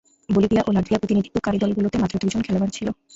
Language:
Bangla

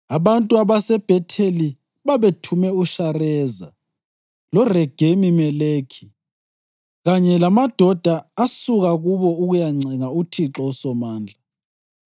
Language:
North Ndebele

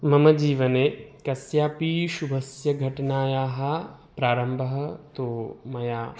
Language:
Sanskrit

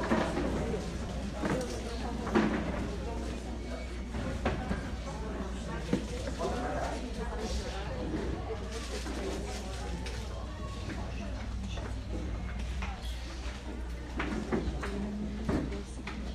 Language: Portuguese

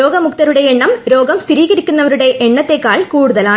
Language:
Malayalam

